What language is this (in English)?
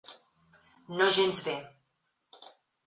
Catalan